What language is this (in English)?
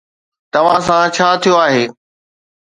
Sindhi